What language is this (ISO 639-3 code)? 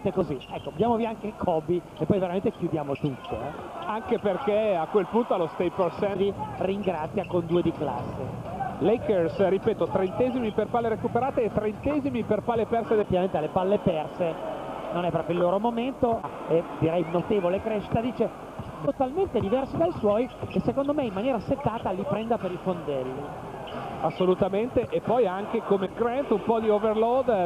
ita